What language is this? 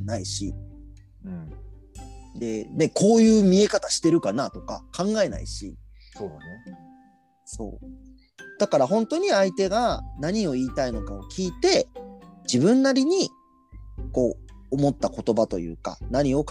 Japanese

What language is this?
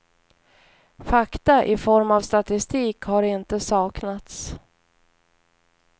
Swedish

